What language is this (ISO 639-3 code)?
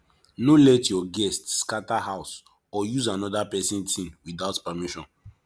pcm